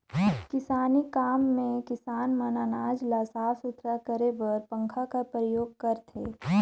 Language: Chhattisgarhi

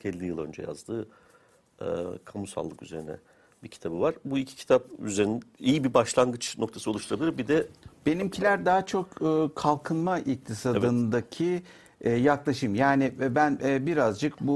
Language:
Turkish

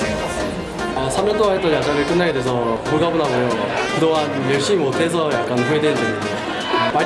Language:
Korean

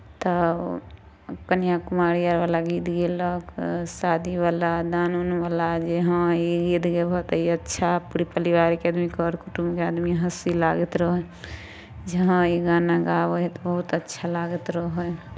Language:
Maithili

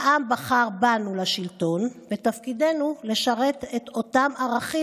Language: Hebrew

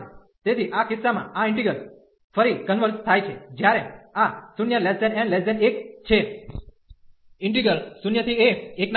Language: Gujarati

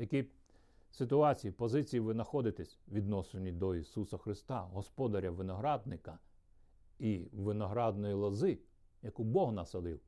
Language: Ukrainian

